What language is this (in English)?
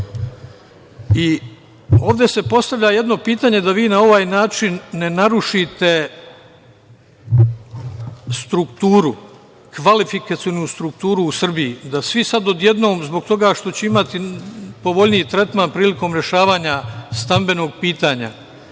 Serbian